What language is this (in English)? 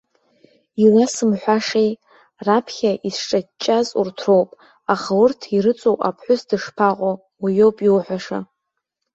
Abkhazian